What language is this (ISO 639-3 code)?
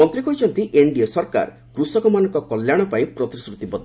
ori